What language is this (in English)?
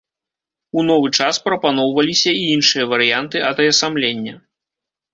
Belarusian